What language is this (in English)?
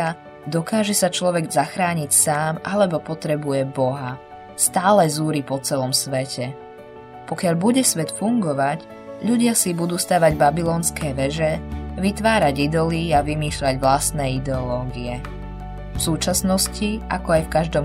Slovak